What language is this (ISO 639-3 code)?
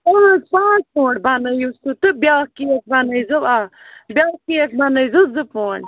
kas